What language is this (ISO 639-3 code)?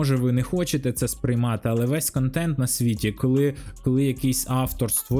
ukr